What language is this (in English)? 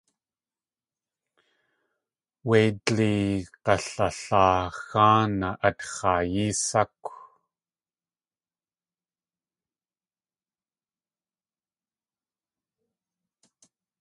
Tlingit